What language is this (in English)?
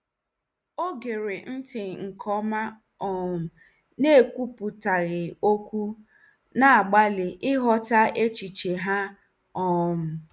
Igbo